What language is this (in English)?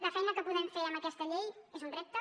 Catalan